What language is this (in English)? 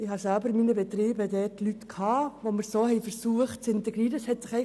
Swiss German